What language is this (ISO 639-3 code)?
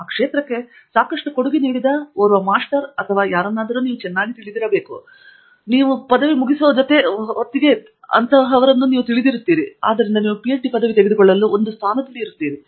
kan